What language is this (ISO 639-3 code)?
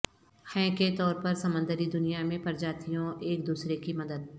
urd